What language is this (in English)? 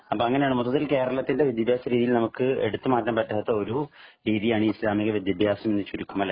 Malayalam